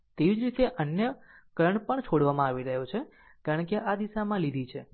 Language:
Gujarati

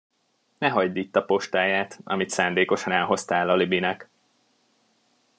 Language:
Hungarian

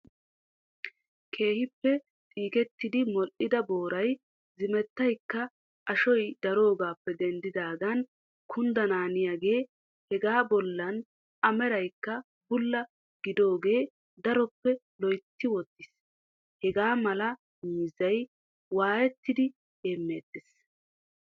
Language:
Wolaytta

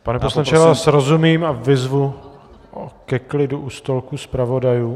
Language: Czech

